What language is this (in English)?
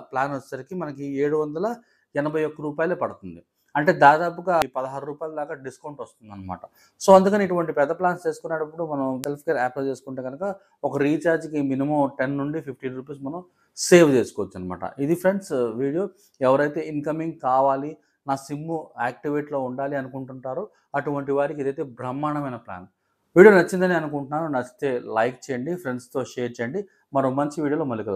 Telugu